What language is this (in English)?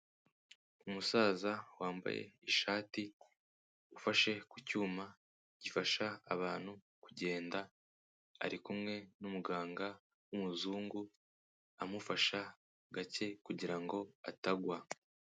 Kinyarwanda